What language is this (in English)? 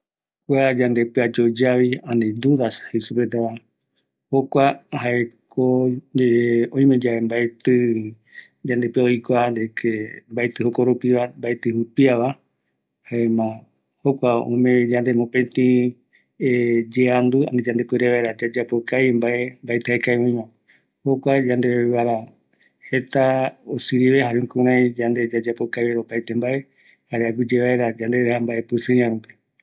Eastern Bolivian Guaraní